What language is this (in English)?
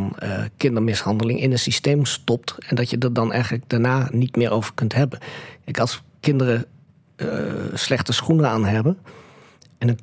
Dutch